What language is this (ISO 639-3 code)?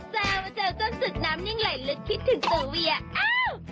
tha